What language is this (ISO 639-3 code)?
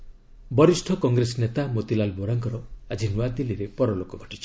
ori